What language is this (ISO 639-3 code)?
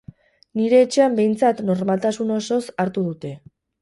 eus